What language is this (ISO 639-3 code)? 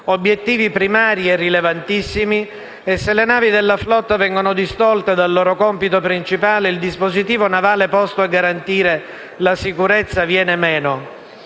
ita